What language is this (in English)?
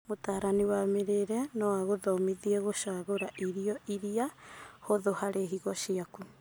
Kikuyu